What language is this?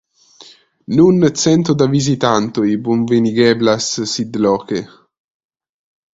Esperanto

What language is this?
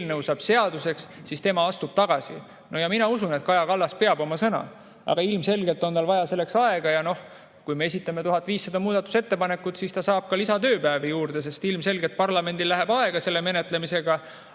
Estonian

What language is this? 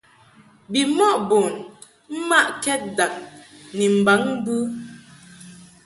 Mungaka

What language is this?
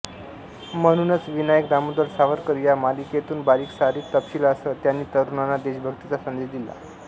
Marathi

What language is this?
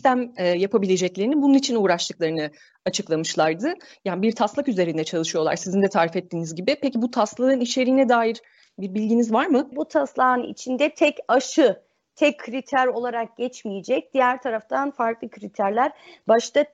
Turkish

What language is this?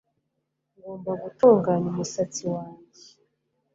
Kinyarwanda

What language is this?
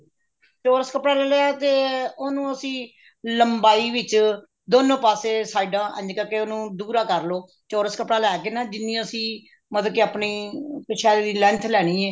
Punjabi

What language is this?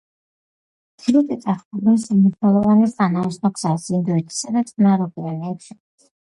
Georgian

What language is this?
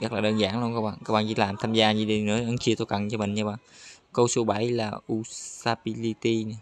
Vietnamese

